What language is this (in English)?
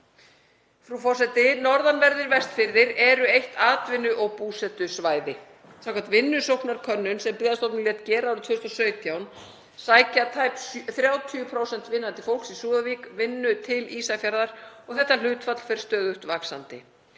Icelandic